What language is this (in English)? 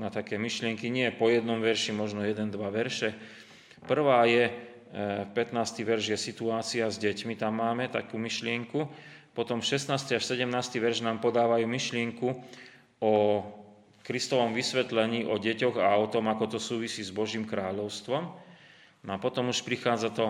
Slovak